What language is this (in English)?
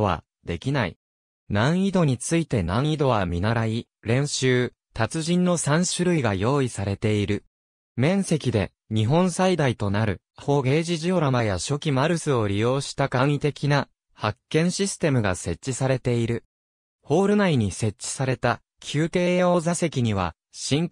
Japanese